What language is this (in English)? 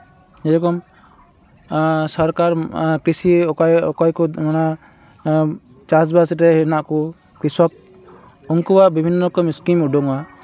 Santali